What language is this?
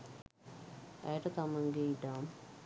Sinhala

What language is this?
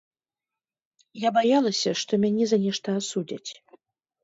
Belarusian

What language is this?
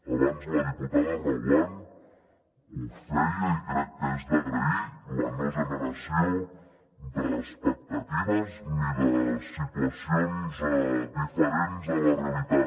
Catalan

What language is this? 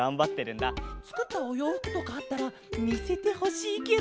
Japanese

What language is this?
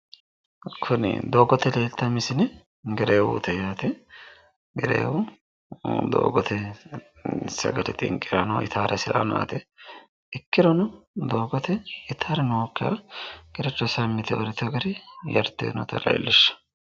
Sidamo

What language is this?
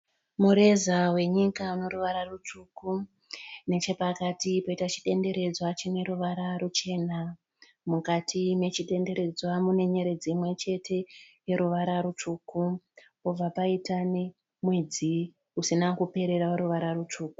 Shona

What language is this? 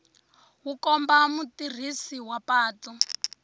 Tsonga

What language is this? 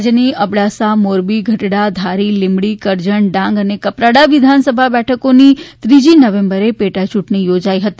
Gujarati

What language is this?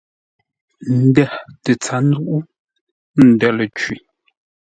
Ngombale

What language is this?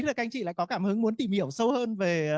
Vietnamese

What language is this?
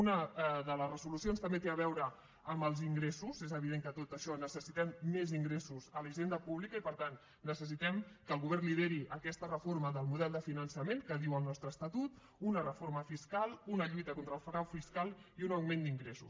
Catalan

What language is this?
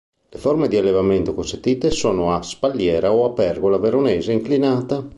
Italian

